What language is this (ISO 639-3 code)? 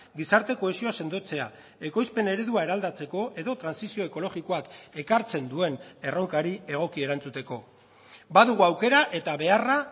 eus